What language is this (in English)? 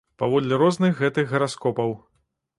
Belarusian